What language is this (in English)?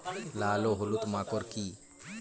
Bangla